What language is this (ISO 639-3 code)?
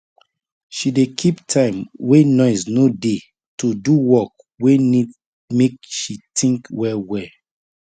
pcm